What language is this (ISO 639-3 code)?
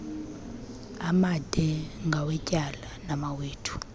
xho